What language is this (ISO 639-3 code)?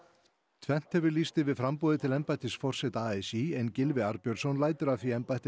isl